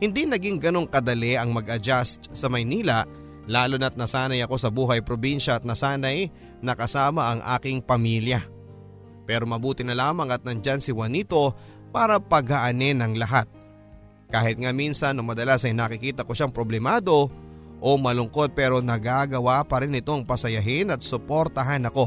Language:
Filipino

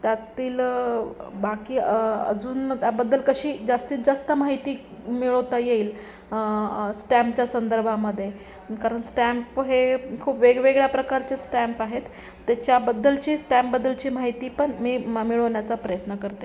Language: Marathi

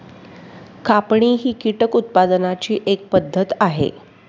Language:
Marathi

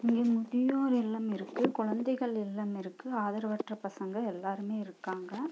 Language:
Tamil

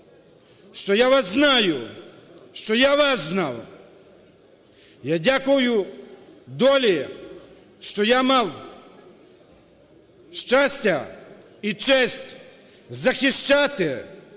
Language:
Ukrainian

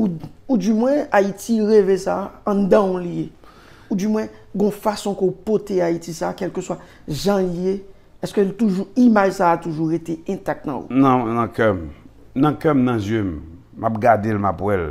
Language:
French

